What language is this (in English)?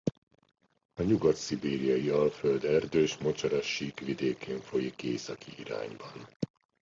Hungarian